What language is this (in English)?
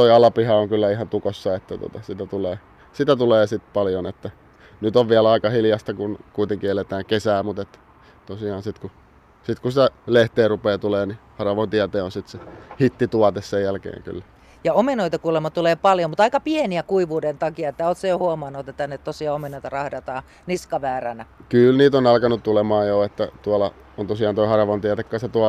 Finnish